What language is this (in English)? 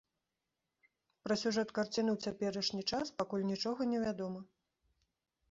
Belarusian